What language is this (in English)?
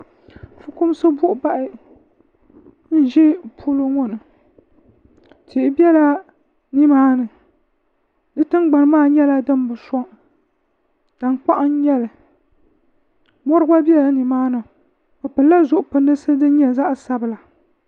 Dagbani